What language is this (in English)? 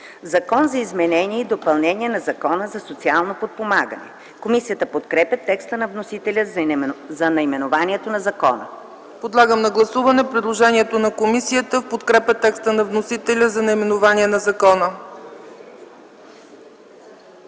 Bulgarian